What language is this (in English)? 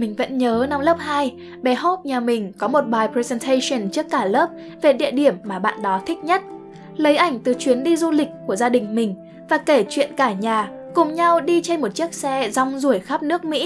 Vietnamese